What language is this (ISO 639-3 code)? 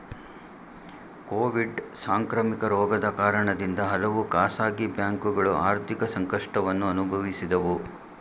kan